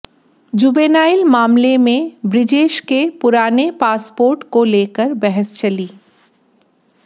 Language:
Hindi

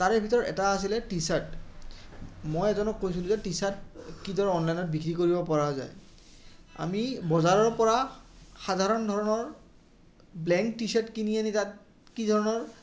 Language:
Assamese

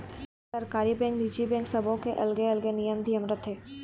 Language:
Chhattisgarhi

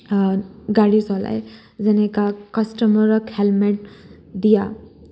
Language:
Assamese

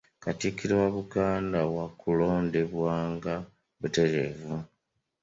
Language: Ganda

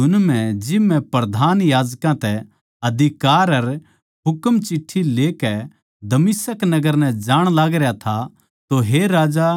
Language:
Haryanvi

